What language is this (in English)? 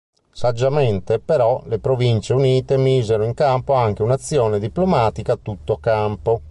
Italian